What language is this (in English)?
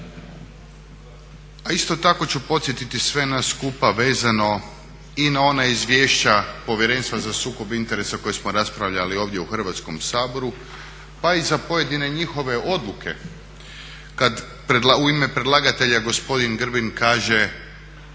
Croatian